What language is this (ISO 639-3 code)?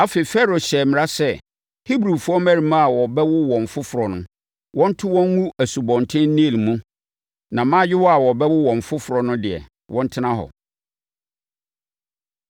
aka